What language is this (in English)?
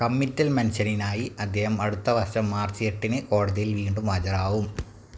Malayalam